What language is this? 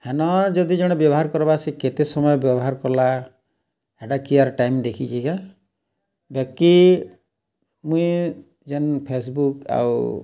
Odia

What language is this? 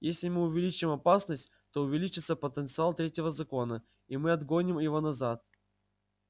Russian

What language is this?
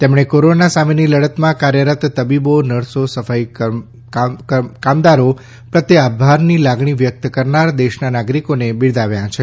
Gujarati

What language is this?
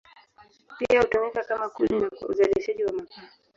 Swahili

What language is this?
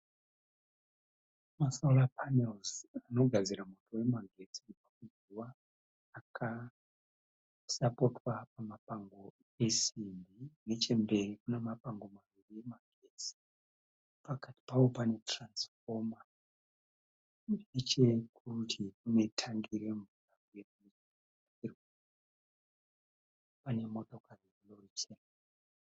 Shona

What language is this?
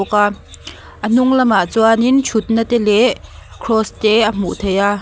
Mizo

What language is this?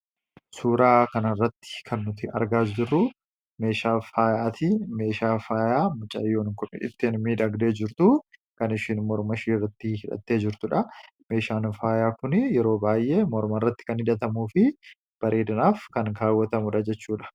Oromo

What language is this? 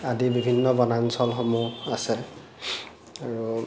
Assamese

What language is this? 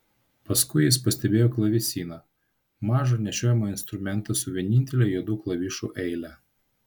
Lithuanian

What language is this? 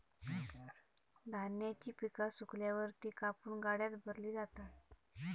Marathi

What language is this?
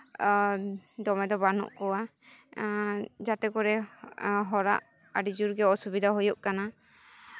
Santali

